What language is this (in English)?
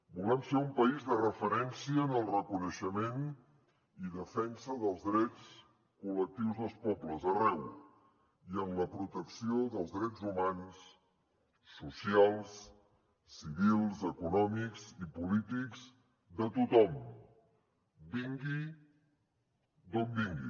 Catalan